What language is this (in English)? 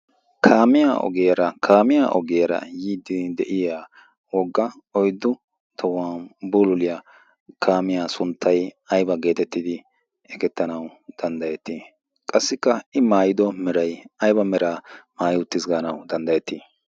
Wolaytta